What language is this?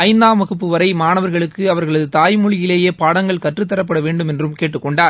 Tamil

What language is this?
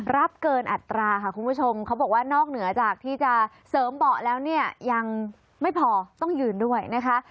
Thai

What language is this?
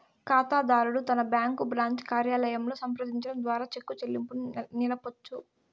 Telugu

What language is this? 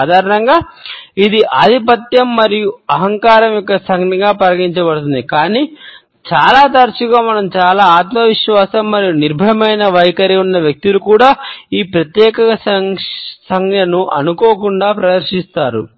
Telugu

